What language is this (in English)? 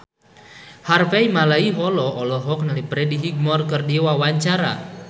Sundanese